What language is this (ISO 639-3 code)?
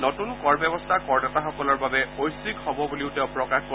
asm